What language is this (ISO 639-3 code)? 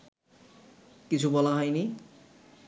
ben